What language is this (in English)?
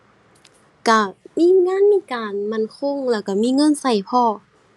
Thai